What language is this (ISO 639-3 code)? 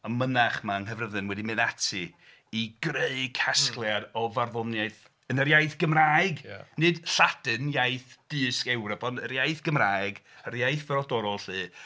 cym